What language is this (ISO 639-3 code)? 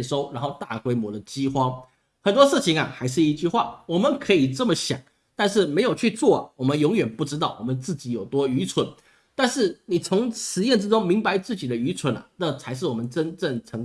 zho